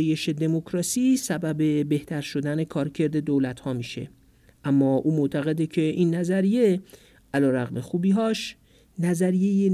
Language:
Persian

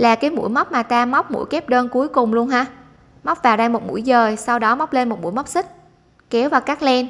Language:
Vietnamese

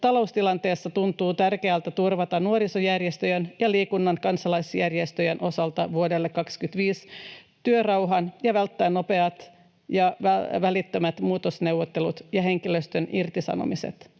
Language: Finnish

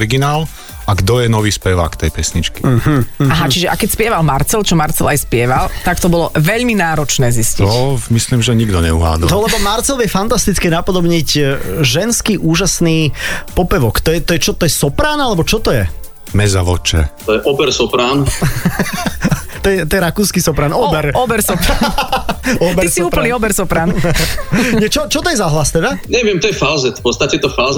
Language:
Slovak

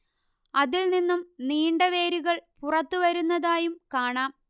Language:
Malayalam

